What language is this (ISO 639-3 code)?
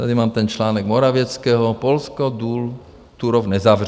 ces